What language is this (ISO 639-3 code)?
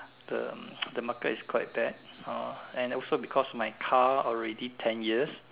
eng